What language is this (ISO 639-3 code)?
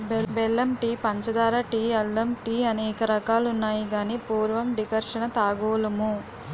tel